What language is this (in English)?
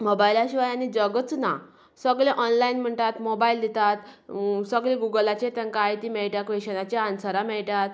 Konkani